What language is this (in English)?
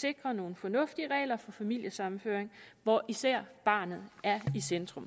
Danish